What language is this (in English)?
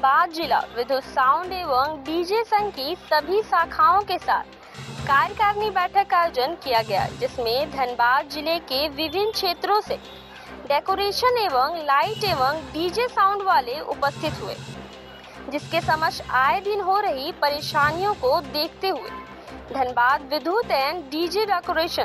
Hindi